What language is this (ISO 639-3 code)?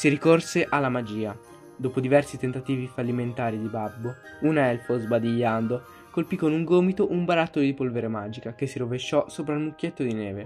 ita